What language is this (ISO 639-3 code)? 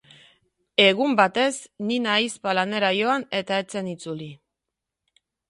eus